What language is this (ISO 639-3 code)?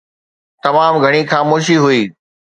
snd